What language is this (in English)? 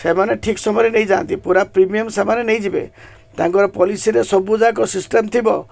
Odia